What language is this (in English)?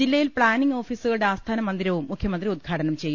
Malayalam